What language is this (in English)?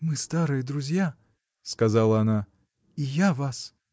Russian